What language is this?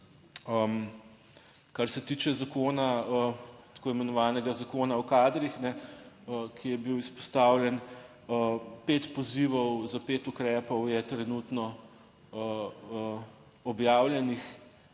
Slovenian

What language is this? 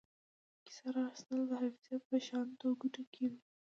Pashto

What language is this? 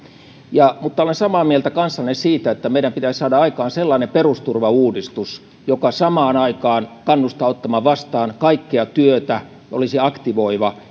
Finnish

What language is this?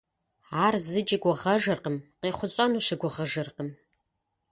Kabardian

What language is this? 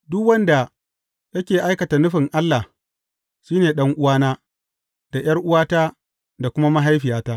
Hausa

